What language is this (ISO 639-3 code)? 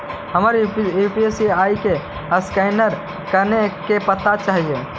mag